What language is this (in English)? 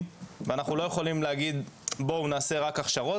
Hebrew